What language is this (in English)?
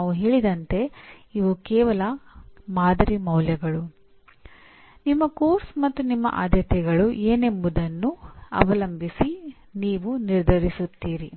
Kannada